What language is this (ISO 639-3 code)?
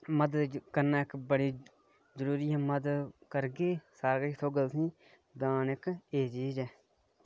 doi